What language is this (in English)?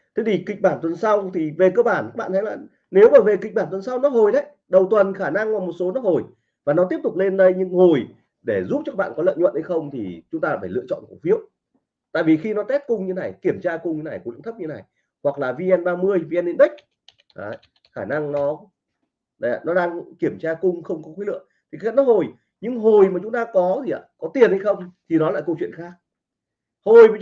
Vietnamese